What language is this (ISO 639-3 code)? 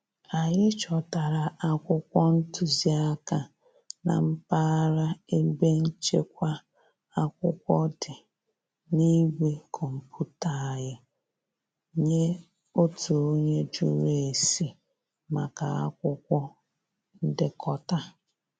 ibo